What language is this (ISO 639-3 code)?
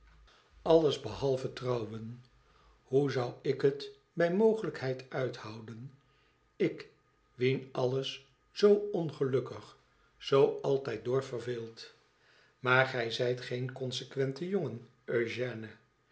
nld